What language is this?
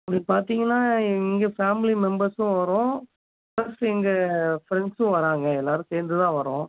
Tamil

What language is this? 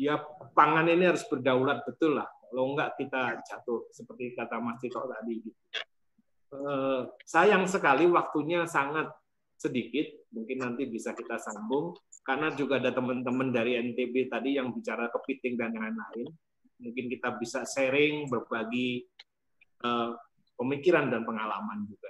Indonesian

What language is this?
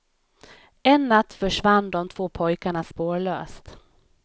Swedish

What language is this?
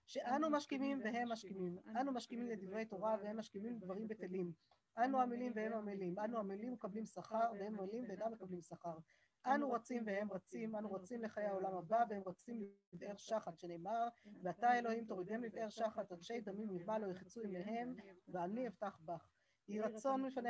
Hebrew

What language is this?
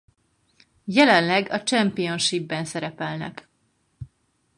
Hungarian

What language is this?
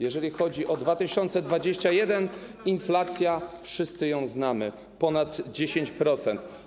Polish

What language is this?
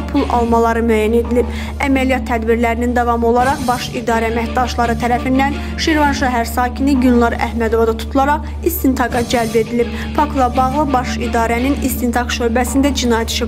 Turkish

